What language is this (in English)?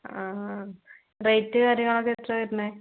Malayalam